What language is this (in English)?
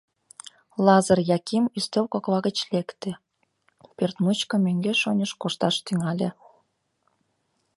Mari